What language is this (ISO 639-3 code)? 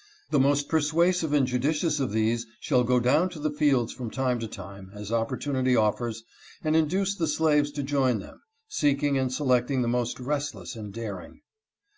eng